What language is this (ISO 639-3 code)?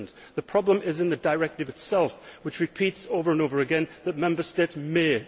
eng